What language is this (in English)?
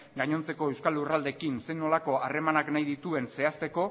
Basque